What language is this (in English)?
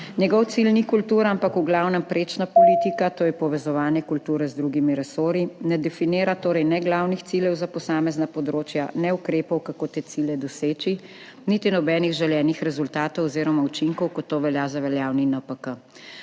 Slovenian